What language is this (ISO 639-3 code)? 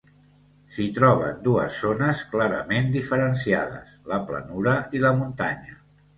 cat